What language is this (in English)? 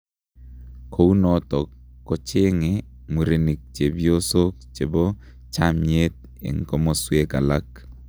Kalenjin